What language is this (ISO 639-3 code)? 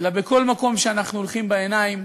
heb